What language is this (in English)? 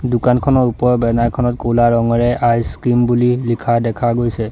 Assamese